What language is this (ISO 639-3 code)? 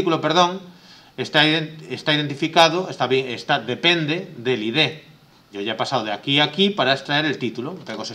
spa